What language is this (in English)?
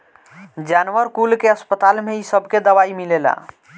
Bhojpuri